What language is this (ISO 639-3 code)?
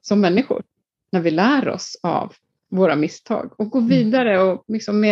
swe